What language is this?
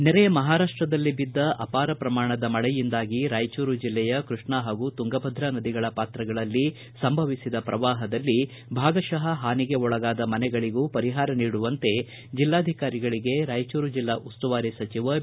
Kannada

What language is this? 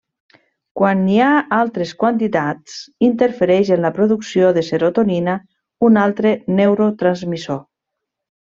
Catalan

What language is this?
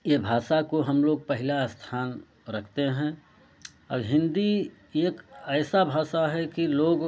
Hindi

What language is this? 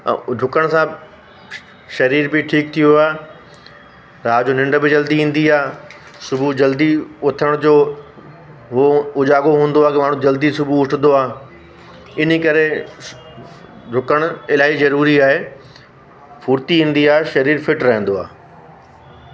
Sindhi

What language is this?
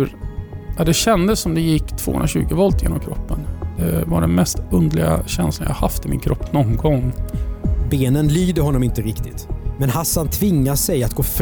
Swedish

